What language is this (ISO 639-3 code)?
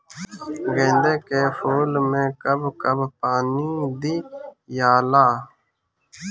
bho